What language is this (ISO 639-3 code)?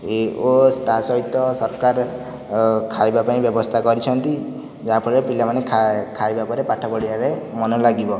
ori